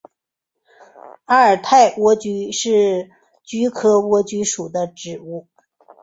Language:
Chinese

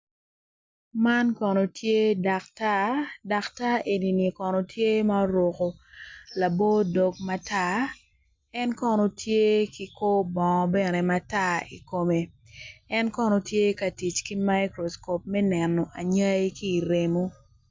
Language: Acoli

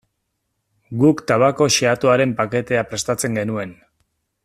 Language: Basque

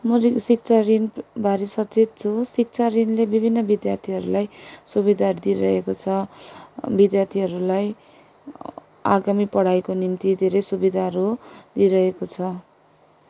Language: Nepali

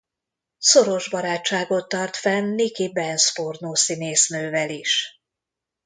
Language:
Hungarian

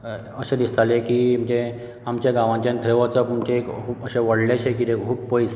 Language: Konkani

